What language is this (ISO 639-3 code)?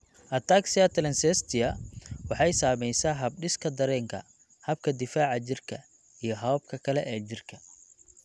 som